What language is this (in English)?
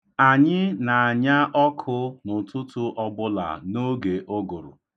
Igbo